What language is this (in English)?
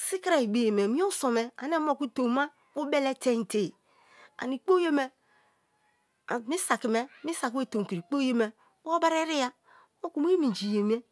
Kalabari